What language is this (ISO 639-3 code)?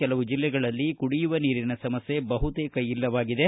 kan